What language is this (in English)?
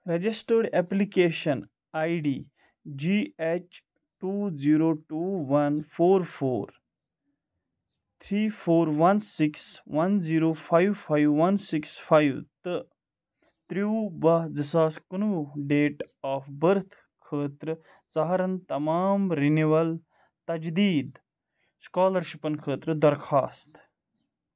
Kashmiri